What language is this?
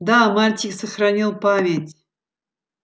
Russian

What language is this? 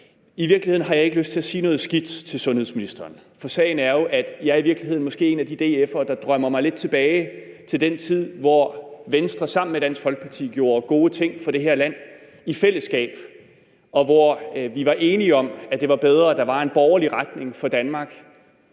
Danish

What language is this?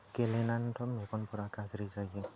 Bodo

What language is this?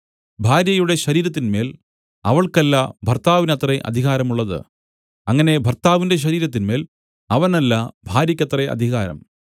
Malayalam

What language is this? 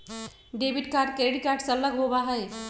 Magahi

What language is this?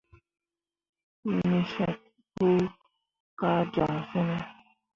Mundang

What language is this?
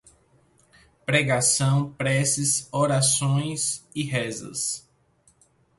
Portuguese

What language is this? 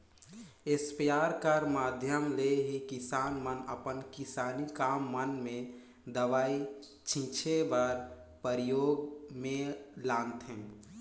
Chhattisgarhi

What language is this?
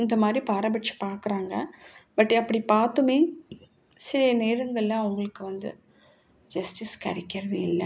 Tamil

